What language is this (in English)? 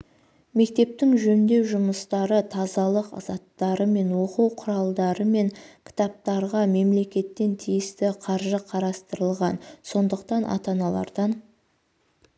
Kazakh